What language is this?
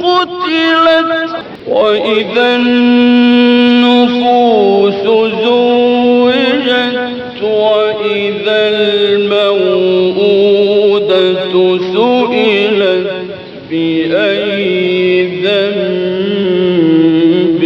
Arabic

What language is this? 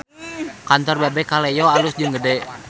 Sundanese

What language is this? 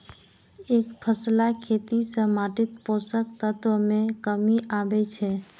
Maithili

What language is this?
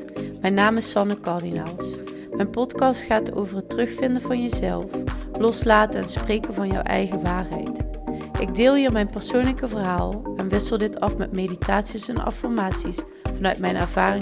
Dutch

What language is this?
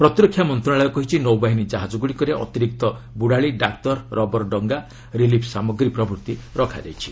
Odia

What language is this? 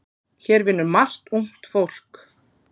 Icelandic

